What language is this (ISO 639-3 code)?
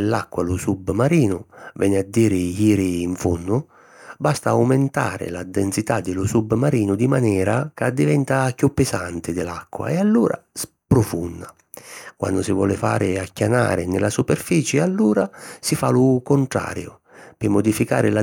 scn